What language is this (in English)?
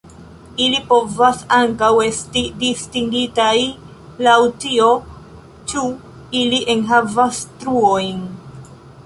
Esperanto